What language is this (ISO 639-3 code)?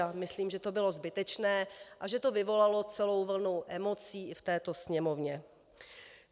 ces